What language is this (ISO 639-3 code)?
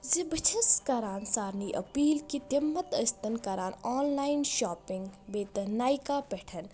kas